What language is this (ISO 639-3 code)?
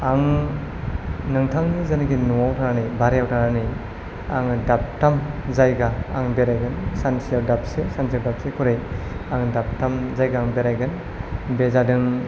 brx